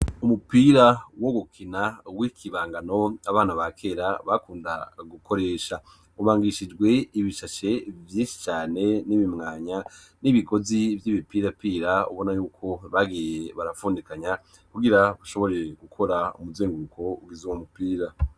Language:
Rundi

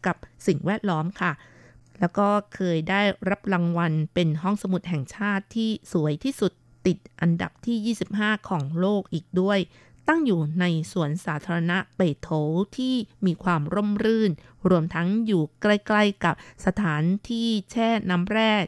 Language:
Thai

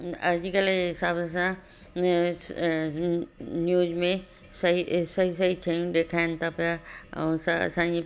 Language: Sindhi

